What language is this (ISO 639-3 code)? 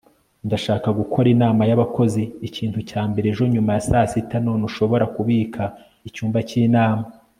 kin